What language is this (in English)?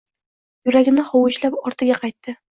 Uzbek